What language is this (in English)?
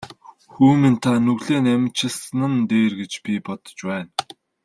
Mongolian